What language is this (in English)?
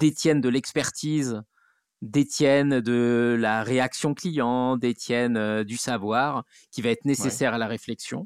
French